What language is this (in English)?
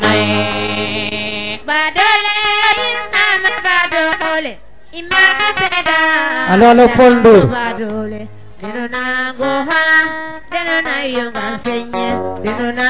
Serer